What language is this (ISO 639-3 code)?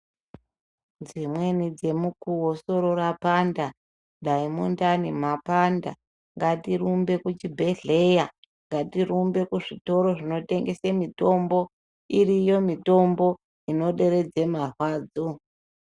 ndc